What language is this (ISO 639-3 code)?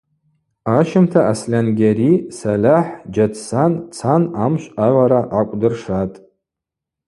abq